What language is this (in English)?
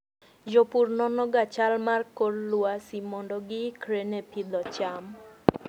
Luo (Kenya and Tanzania)